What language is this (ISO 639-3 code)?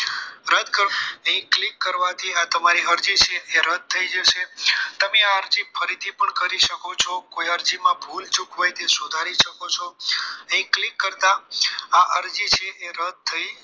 guj